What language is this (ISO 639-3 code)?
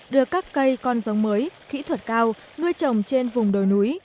vie